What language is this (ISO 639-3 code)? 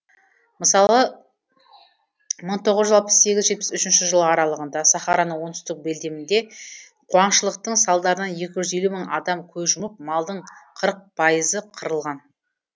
kaz